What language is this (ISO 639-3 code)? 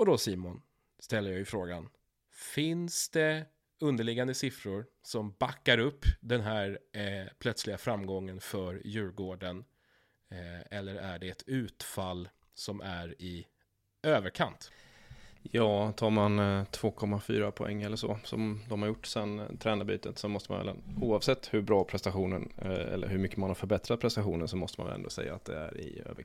swe